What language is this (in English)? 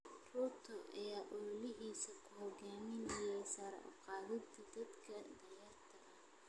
Somali